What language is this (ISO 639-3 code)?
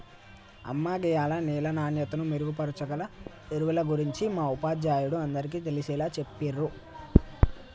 tel